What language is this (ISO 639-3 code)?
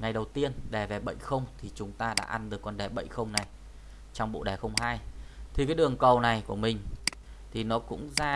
vie